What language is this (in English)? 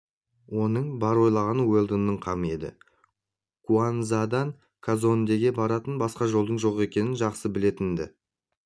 Kazakh